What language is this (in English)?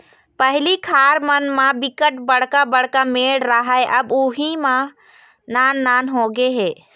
Chhattisgarhi